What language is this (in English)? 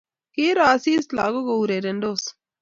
Kalenjin